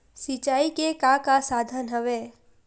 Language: Chhattisgarhi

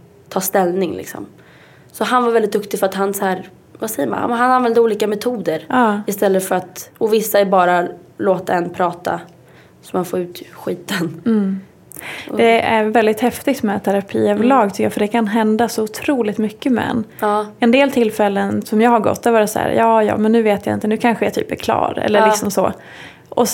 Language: Swedish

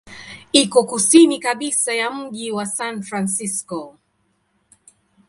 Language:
Swahili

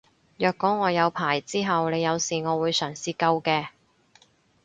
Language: Cantonese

